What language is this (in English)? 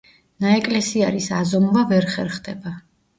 Georgian